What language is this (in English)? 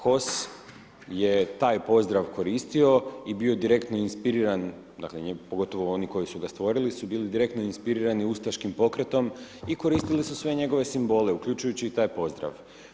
Croatian